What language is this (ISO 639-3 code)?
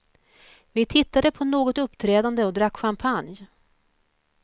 swe